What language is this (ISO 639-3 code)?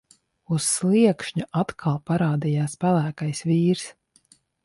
lav